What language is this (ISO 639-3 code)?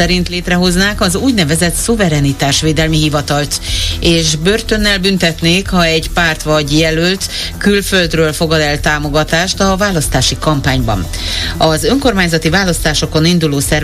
hun